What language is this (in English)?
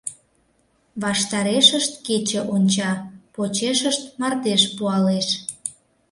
Mari